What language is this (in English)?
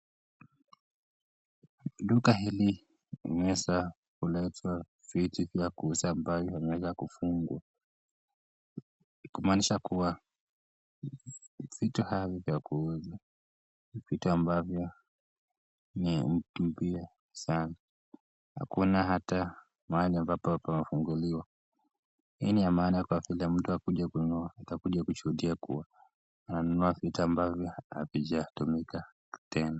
Swahili